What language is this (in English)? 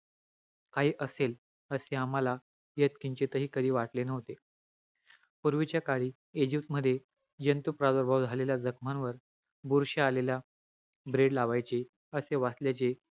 Marathi